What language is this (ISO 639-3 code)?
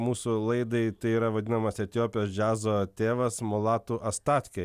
lit